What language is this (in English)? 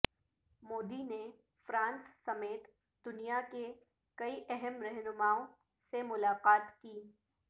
Urdu